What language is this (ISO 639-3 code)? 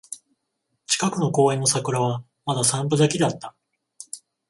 jpn